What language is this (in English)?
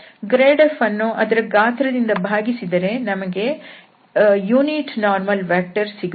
Kannada